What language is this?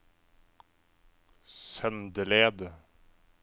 Norwegian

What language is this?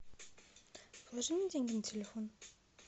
Russian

